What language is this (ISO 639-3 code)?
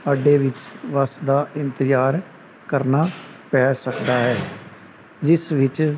pan